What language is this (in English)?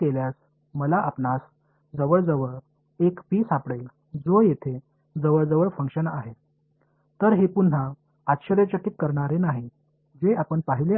Tamil